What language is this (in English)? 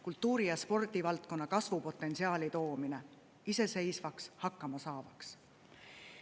Estonian